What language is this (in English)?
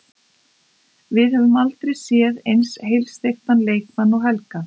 Icelandic